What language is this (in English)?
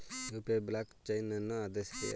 Kannada